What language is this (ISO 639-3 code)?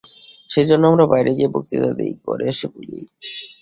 ben